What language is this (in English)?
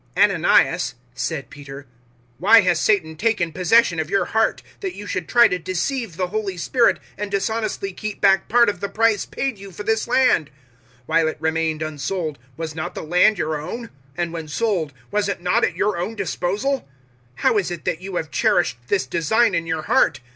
English